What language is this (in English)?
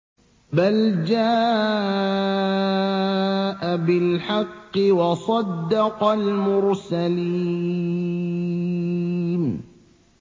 Arabic